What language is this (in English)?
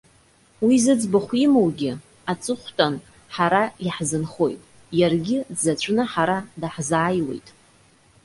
Abkhazian